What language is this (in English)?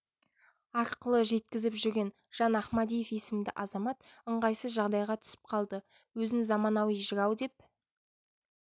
Kazakh